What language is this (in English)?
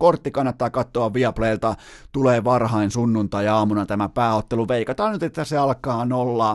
Finnish